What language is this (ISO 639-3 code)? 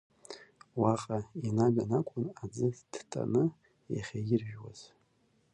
abk